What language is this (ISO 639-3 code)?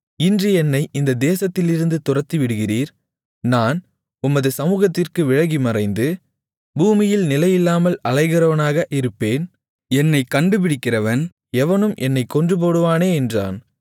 tam